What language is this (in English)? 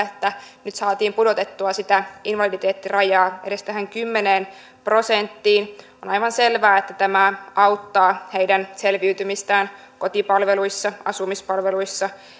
Finnish